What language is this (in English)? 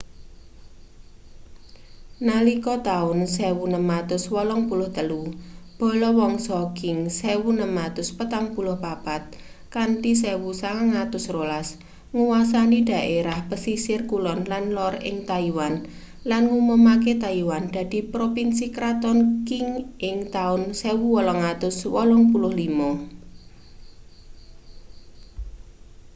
Javanese